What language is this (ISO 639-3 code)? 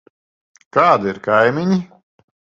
lav